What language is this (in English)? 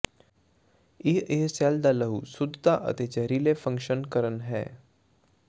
Punjabi